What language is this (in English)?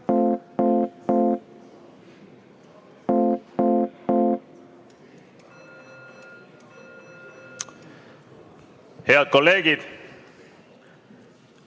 Estonian